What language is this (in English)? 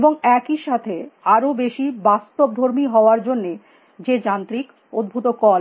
Bangla